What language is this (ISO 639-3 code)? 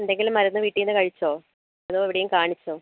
mal